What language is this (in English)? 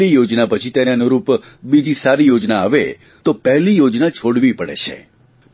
Gujarati